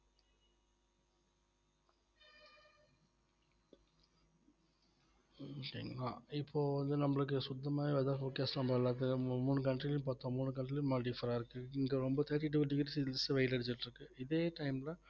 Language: Tamil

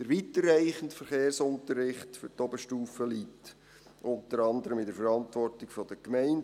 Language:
Swiss German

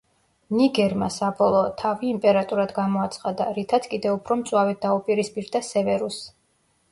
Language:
Georgian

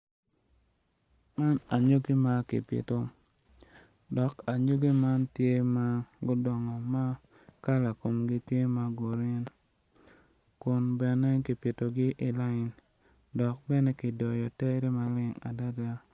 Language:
Acoli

